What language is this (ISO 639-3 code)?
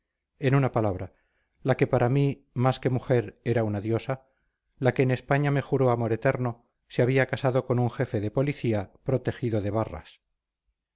spa